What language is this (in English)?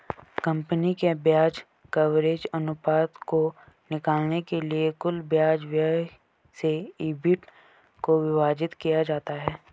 Hindi